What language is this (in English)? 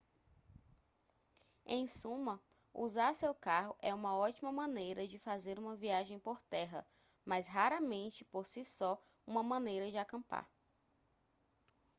Portuguese